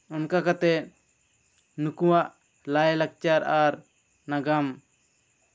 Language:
Santali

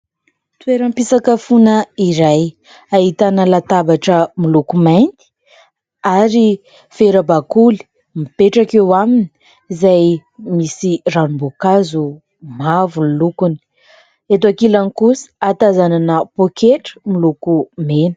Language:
Malagasy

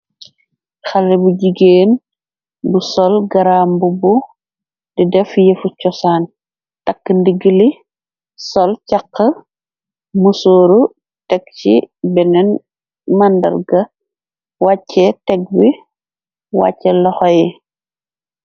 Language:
Wolof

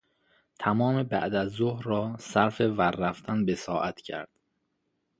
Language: Persian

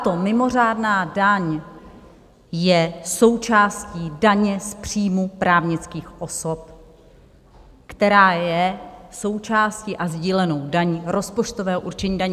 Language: Czech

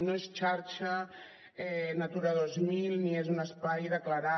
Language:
Catalan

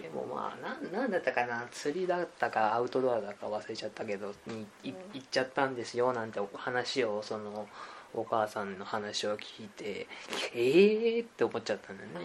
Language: Japanese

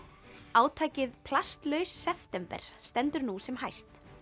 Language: Icelandic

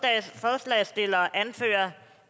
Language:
Danish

